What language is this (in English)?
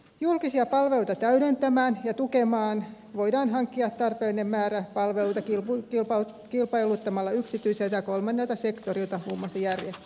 Finnish